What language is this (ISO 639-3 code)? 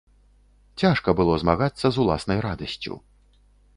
bel